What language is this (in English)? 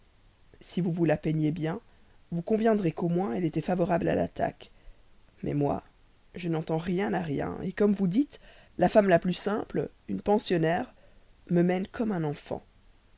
French